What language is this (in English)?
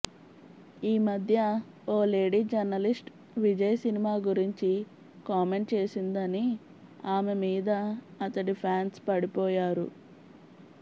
Telugu